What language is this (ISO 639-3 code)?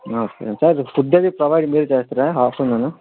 tel